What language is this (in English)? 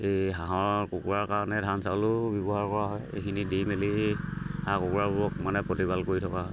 Assamese